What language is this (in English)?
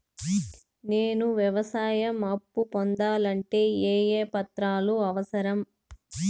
Telugu